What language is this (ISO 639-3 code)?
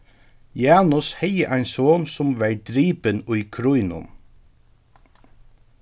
fao